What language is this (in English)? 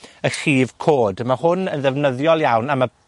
Welsh